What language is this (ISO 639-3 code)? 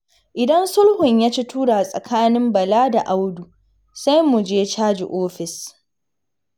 hau